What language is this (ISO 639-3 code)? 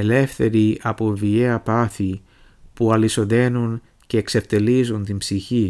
ell